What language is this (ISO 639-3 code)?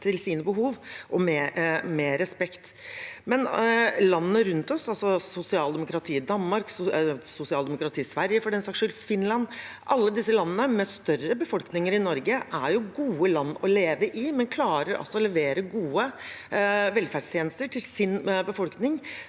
nor